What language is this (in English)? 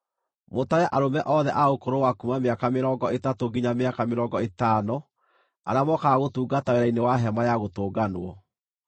Kikuyu